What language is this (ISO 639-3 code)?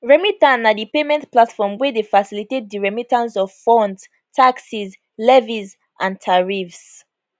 pcm